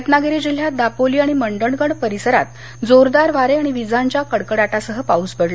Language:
Marathi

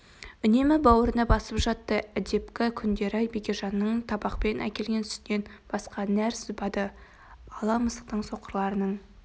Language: Kazakh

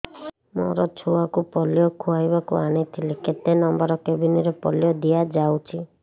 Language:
Odia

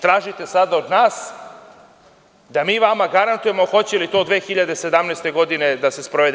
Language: Serbian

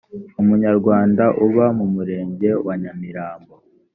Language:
Kinyarwanda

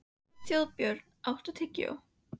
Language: Icelandic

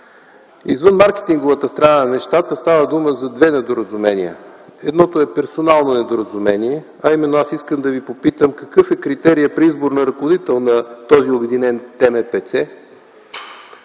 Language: Bulgarian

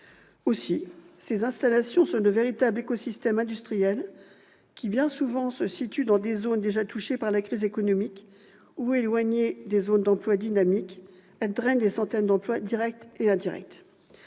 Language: French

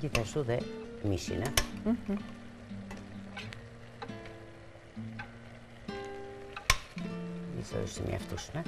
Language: Romanian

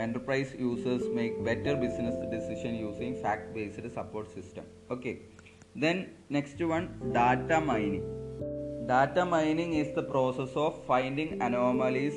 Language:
Malayalam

